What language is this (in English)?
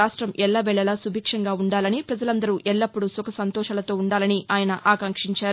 Telugu